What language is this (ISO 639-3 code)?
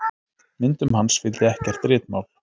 isl